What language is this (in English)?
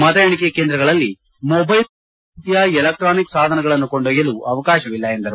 Kannada